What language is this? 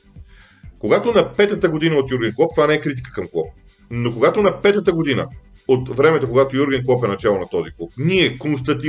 Bulgarian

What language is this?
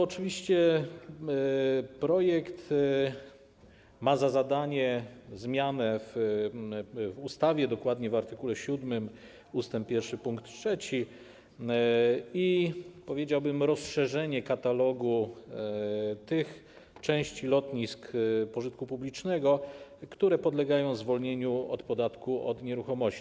Polish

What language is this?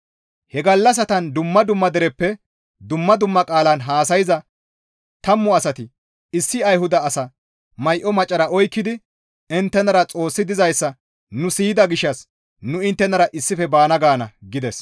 Gamo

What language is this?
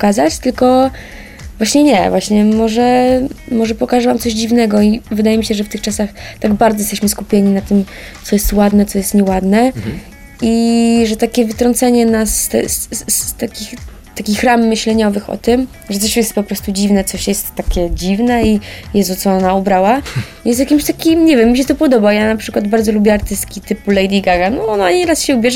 Polish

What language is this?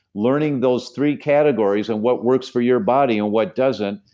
English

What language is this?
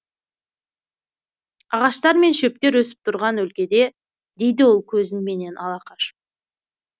Kazakh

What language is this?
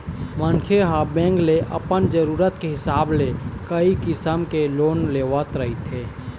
Chhattisgarhi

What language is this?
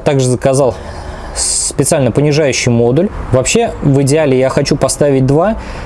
Russian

